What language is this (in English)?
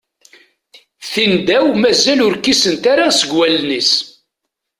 Kabyle